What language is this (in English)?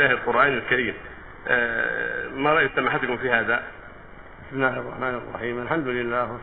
Arabic